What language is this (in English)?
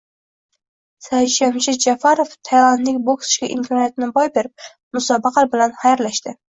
Uzbek